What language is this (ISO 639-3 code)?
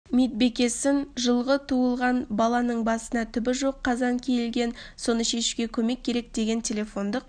kaz